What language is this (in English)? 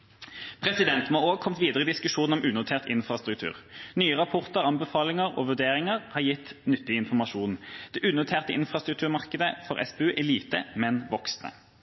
Norwegian Bokmål